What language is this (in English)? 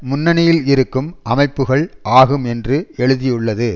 Tamil